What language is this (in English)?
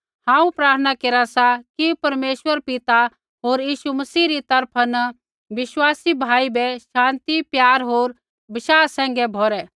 Kullu Pahari